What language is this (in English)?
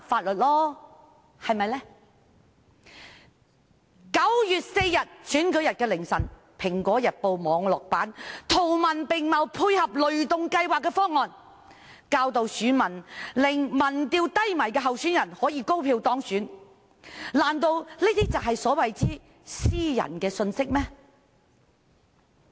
Cantonese